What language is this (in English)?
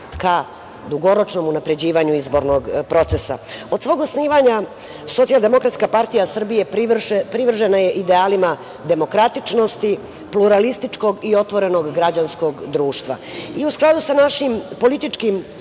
Serbian